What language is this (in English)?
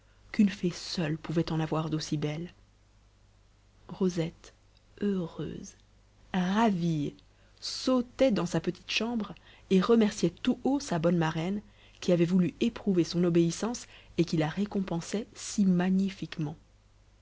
French